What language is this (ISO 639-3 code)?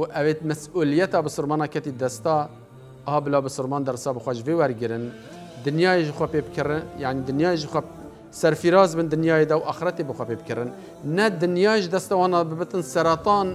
ara